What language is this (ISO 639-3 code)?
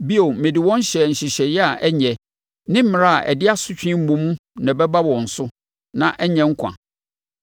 aka